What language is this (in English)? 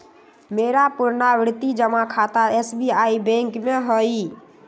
Magahi